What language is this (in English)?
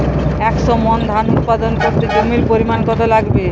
Bangla